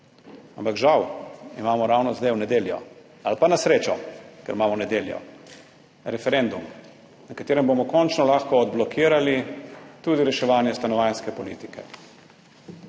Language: Slovenian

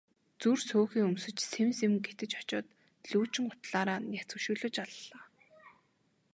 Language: Mongolian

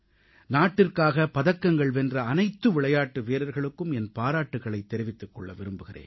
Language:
Tamil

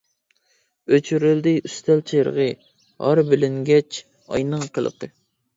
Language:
Uyghur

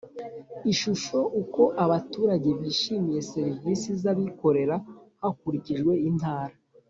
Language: Kinyarwanda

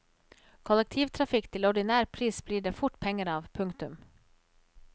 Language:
Norwegian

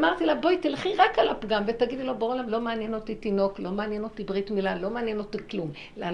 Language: Hebrew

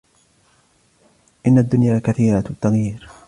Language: Arabic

